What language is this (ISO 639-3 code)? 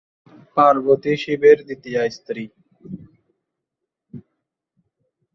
ben